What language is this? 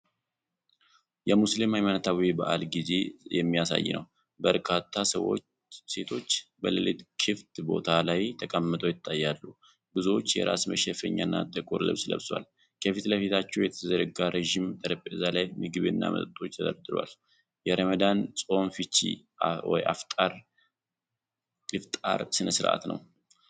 Amharic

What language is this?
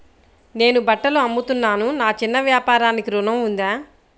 Telugu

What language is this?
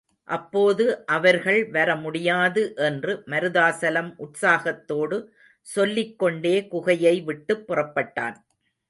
Tamil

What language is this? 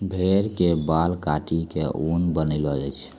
Maithili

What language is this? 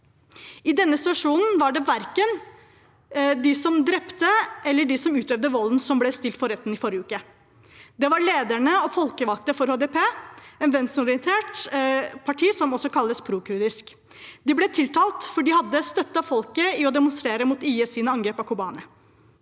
Norwegian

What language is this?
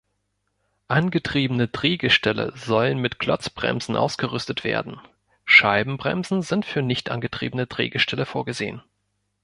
German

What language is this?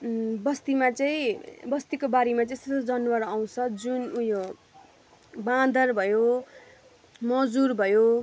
Nepali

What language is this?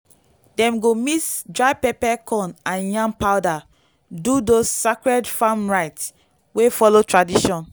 Nigerian Pidgin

